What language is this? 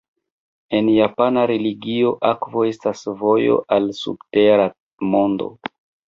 Esperanto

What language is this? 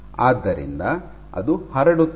Kannada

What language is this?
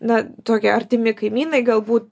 Lithuanian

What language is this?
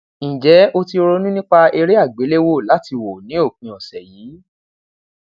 Yoruba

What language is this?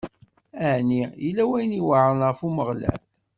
Kabyle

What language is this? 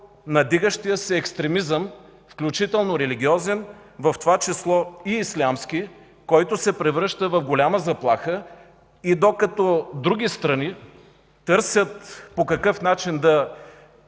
Bulgarian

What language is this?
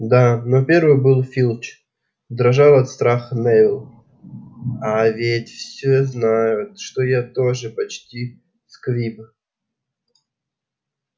Russian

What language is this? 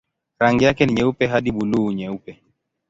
Swahili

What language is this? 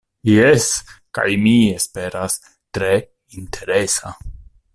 Esperanto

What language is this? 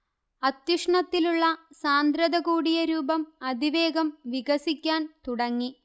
Malayalam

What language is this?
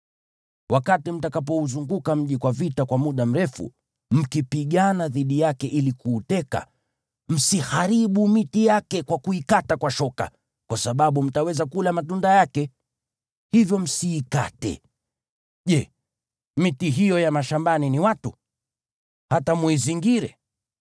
Swahili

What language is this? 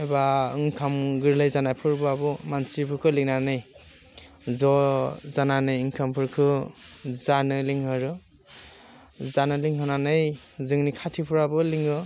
Bodo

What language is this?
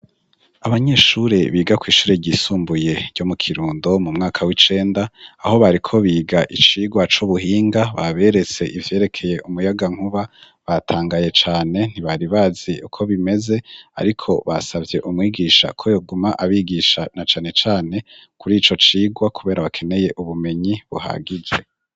Rundi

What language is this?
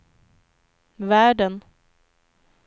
Swedish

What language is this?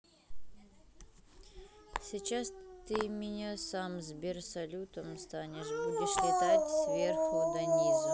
Russian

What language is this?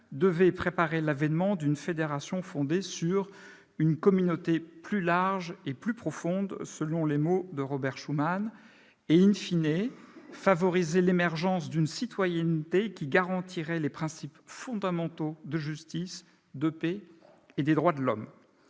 French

